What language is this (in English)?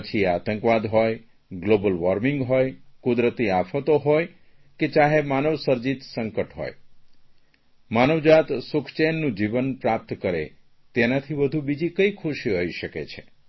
Gujarati